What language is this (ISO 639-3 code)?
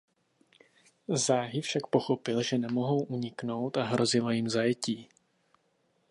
ces